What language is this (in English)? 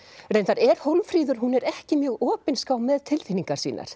Icelandic